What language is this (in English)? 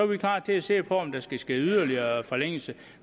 Danish